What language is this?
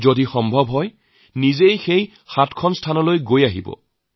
Assamese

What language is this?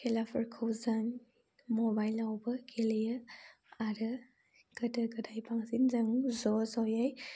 Bodo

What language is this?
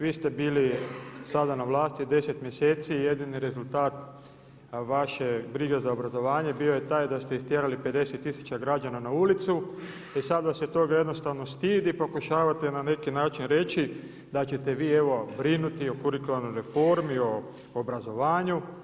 Croatian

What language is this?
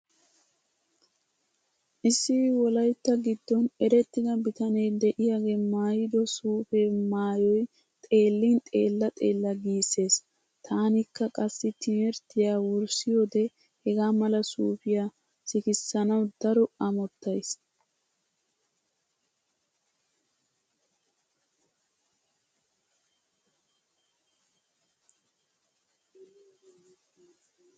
Wolaytta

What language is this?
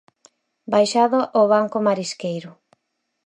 Galician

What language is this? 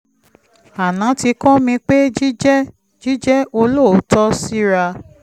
Yoruba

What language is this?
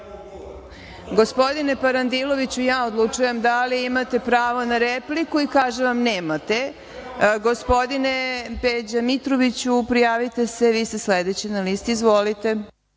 Serbian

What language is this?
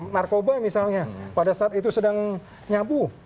Indonesian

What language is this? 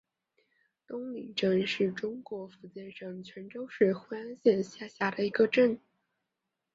Chinese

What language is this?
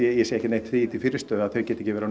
Icelandic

